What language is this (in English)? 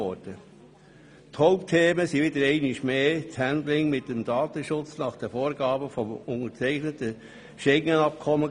Swiss German